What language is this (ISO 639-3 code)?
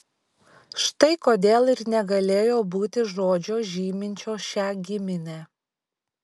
lit